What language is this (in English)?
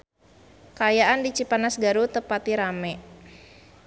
Sundanese